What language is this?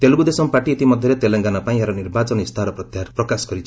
Odia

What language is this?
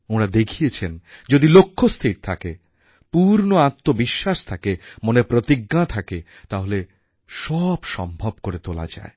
Bangla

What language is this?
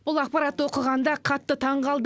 Kazakh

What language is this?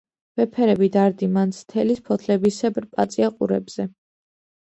Georgian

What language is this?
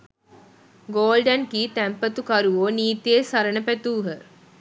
Sinhala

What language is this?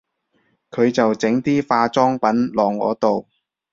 Cantonese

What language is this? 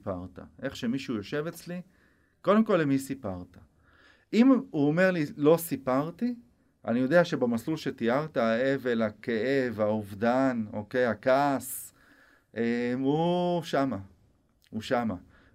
Hebrew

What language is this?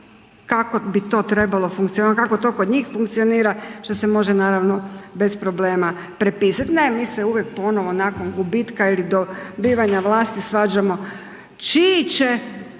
Croatian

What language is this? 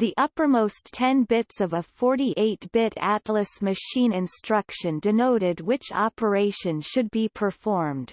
English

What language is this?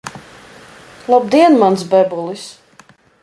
Latvian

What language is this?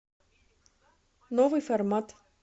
Russian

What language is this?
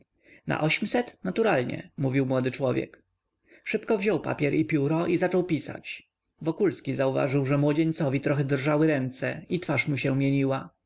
Polish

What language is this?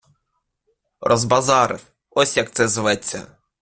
Ukrainian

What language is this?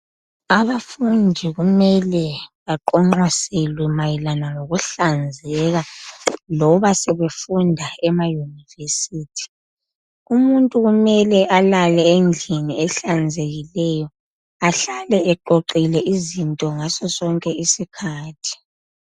North Ndebele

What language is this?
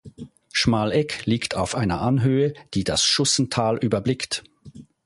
German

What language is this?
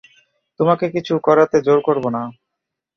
Bangla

